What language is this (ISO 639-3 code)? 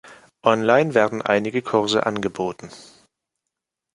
deu